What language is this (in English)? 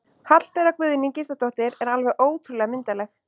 Icelandic